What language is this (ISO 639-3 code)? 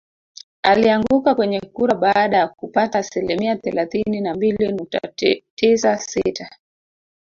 swa